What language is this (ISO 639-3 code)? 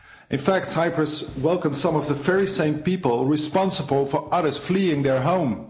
eng